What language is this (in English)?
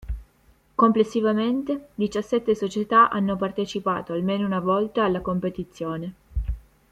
Italian